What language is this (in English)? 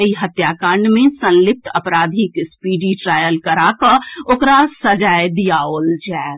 Maithili